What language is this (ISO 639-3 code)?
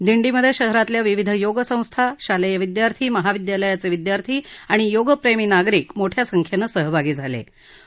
mar